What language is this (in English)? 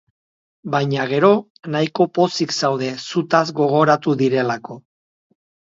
Basque